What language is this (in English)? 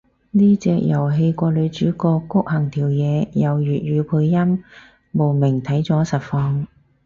Cantonese